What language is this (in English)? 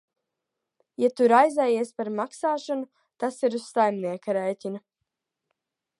Latvian